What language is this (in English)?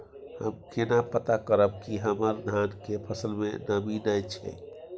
Maithili